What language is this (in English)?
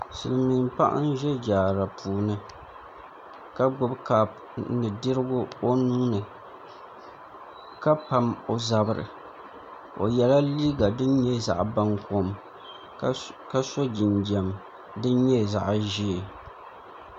Dagbani